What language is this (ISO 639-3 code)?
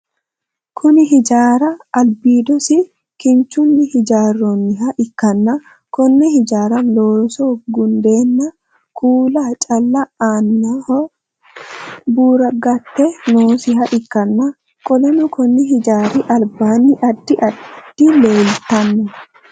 sid